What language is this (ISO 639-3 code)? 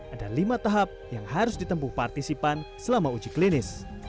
ind